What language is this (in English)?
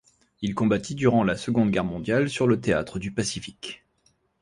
French